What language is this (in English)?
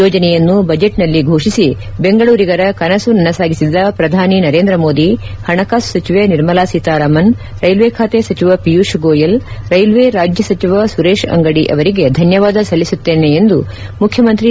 Kannada